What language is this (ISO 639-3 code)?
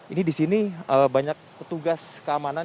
ind